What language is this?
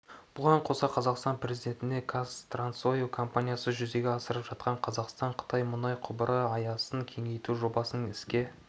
Kazakh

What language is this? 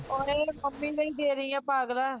Punjabi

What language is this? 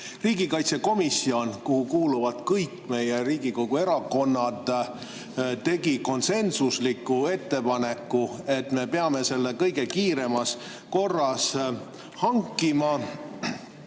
Estonian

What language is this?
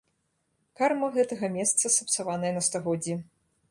Belarusian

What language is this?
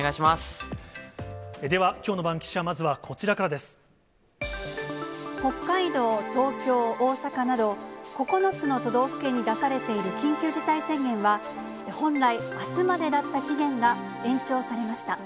Japanese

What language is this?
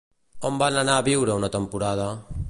Catalan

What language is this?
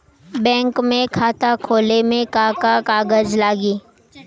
Bhojpuri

